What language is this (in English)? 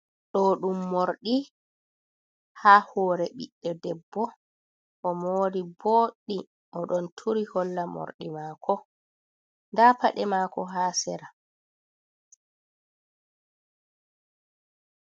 Fula